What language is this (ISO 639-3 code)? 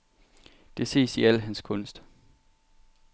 dan